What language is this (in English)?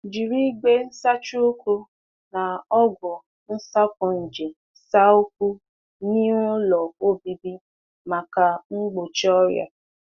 Igbo